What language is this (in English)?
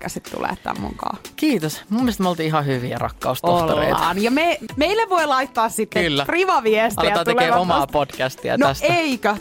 Finnish